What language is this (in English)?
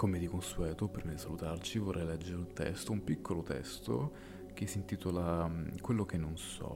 Italian